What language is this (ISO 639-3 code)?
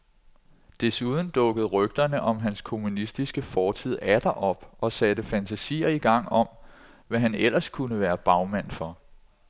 dan